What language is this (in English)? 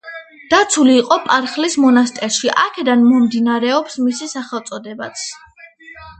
Georgian